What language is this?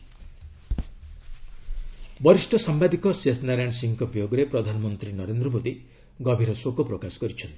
Odia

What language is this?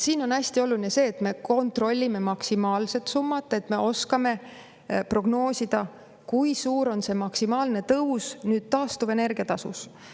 Estonian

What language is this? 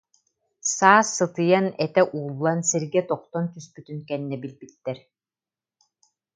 Yakut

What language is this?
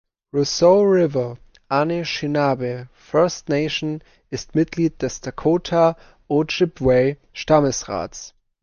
German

